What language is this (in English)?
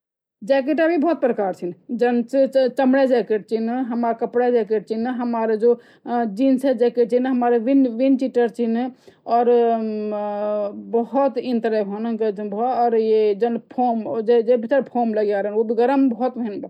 Garhwali